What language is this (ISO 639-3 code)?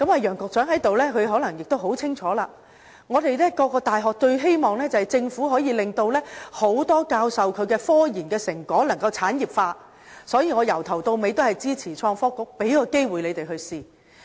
yue